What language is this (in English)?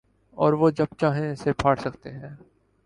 Urdu